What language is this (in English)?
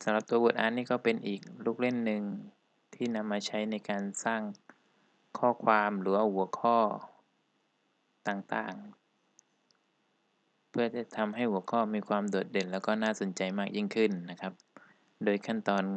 Thai